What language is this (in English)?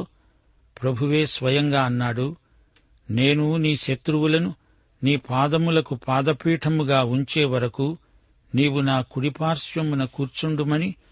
Telugu